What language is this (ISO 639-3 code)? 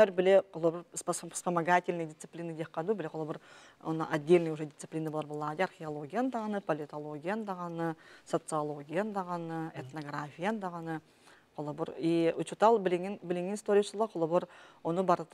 tur